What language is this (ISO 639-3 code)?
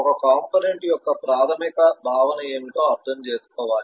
tel